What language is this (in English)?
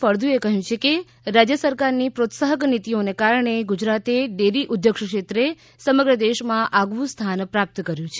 Gujarati